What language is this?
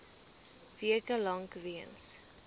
Afrikaans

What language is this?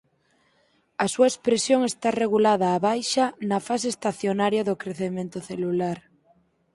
Galician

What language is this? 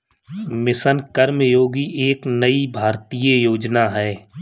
Hindi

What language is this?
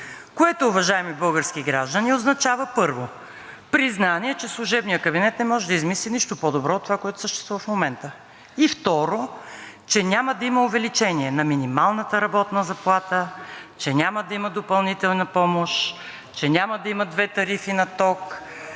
Bulgarian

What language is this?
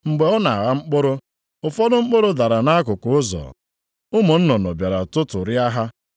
Igbo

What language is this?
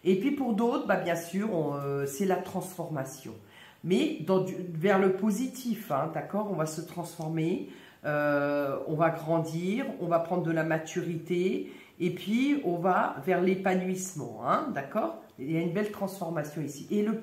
French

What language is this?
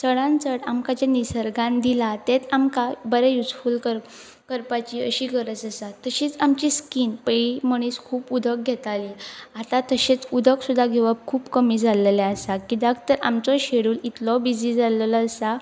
Konkani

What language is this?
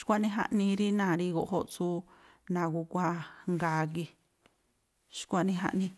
Tlacoapa Me'phaa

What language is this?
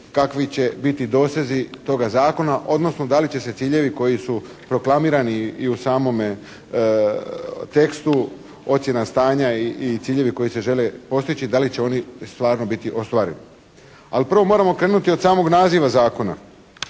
Croatian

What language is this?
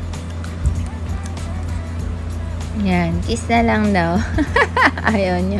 Filipino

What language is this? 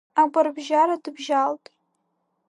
Abkhazian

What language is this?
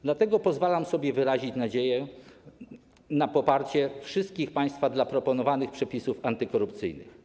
Polish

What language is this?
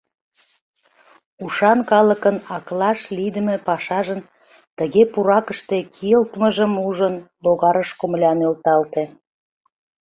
Mari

